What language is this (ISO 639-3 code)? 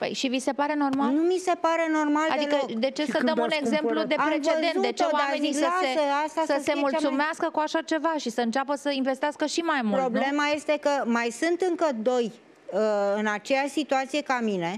ron